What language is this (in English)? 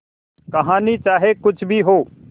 Hindi